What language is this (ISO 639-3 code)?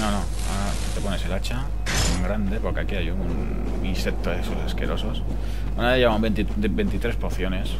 spa